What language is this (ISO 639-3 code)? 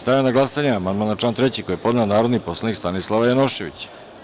srp